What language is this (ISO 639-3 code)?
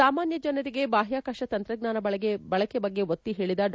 kan